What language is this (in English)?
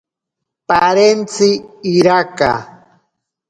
Ashéninka Perené